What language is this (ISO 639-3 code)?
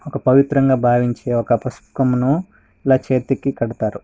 tel